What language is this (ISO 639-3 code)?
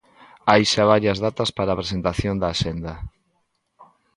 glg